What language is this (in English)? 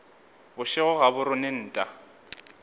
Northern Sotho